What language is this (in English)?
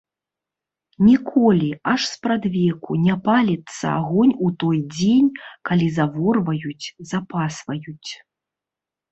Belarusian